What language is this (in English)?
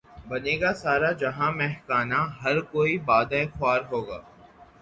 Urdu